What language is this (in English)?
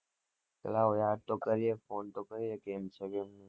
Gujarati